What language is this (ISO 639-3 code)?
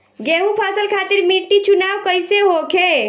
bho